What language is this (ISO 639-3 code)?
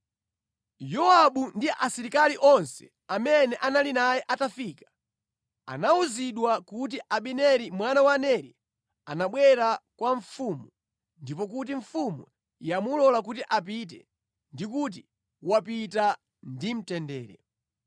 nya